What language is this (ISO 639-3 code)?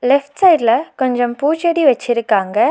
tam